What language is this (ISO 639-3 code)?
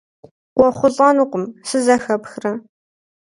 kbd